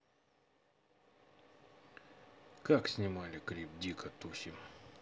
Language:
Russian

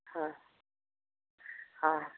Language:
Maithili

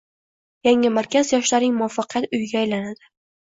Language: Uzbek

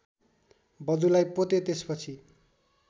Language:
Nepali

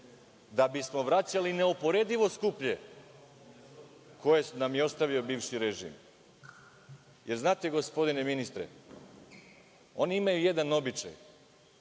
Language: Serbian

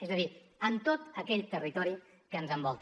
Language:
Catalan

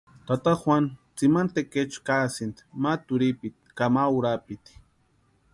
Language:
Western Highland Purepecha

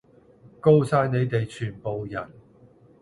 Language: Cantonese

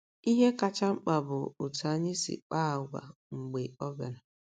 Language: Igbo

